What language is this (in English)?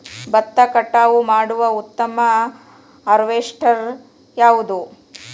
Kannada